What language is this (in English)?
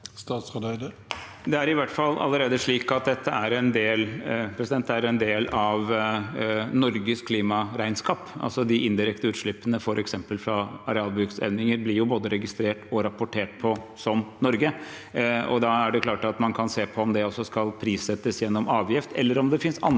Norwegian